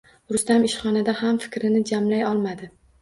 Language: Uzbek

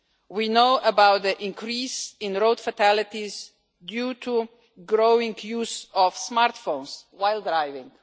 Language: English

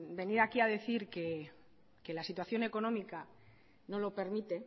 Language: Spanish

